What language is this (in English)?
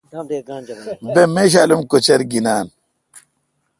Kalkoti